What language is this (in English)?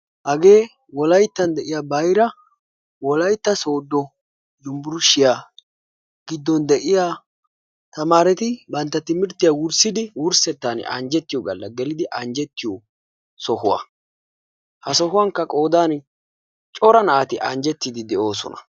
Wolaytta